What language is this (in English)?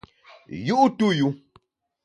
Bamun